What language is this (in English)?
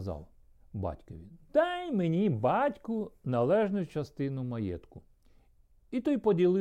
Ukrainian